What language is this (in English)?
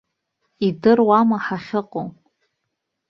Abkhazian